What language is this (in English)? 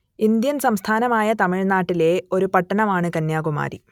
Malayalam